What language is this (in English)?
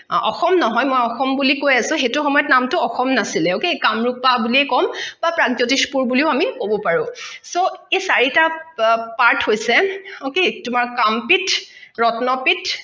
Assamese